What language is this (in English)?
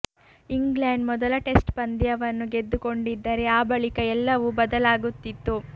Kannada